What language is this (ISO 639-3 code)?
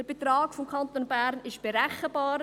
gsw